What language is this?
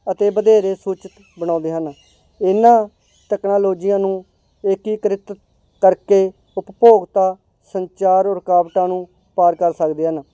Punjabi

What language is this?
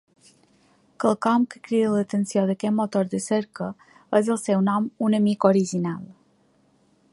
Catalan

